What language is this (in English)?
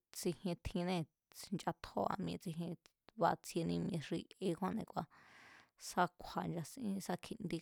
Mazatlán Mazatec